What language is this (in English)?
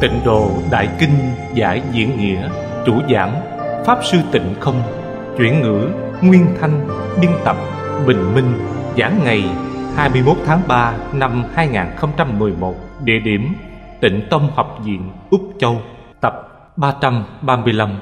Vietnamese